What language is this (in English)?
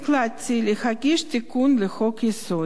Hebrew